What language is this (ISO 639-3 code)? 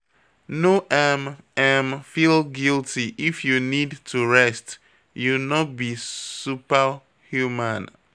pcm